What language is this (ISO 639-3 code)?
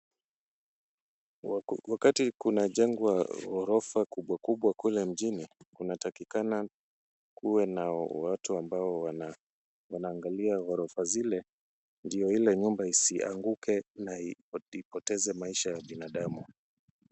swa